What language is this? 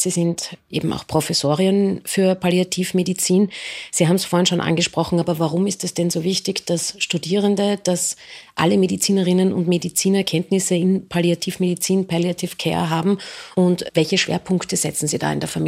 German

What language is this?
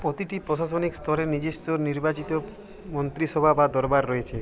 Bangla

